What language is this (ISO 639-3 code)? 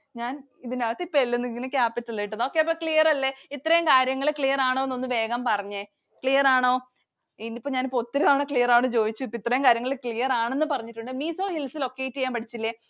mal